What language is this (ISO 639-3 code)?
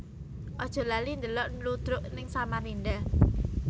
jav